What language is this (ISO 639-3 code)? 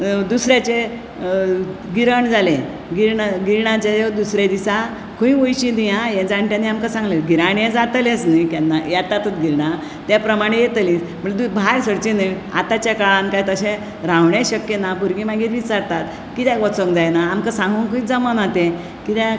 kok